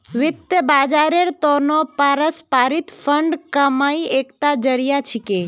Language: Magahi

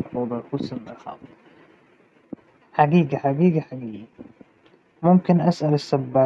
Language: Hijazi Arabic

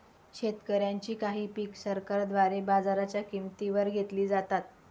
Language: Marathi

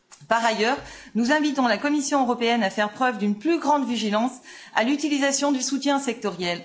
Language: French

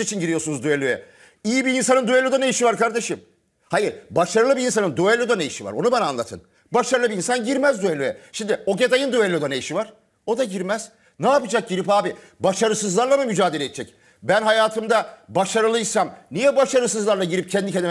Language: Turkish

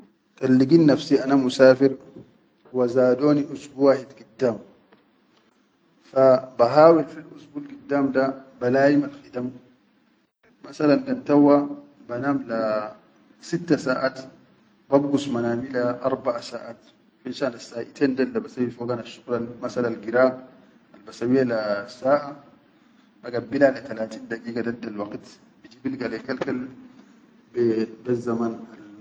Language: Chadian Arabic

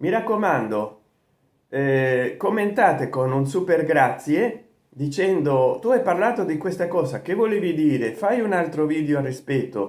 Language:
Italian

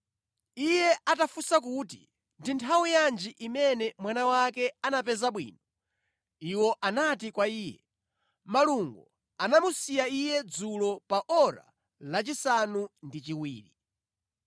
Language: Nyanja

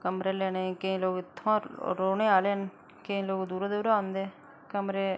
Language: Dogri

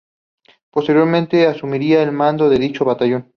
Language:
Spanish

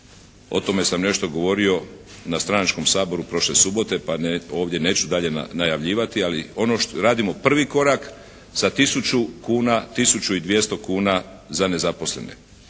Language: Croatian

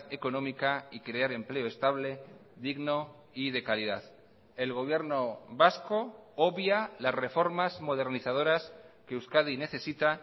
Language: Spanish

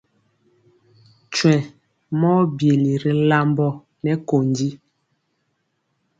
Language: Mpiemo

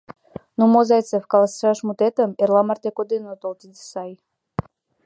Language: Mari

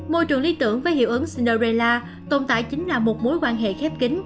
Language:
Vietnamese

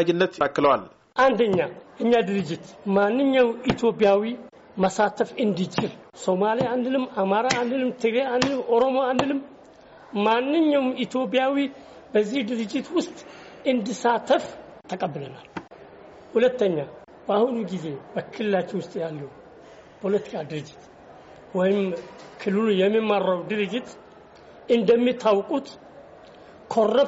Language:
Amharic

